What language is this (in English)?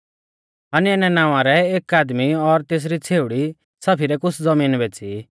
Mahasu Pahari